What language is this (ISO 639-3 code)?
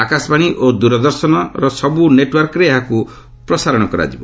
ori